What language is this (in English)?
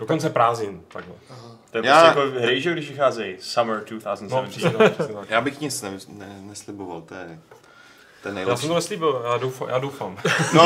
Czech